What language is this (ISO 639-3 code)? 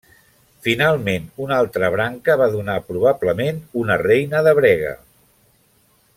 cat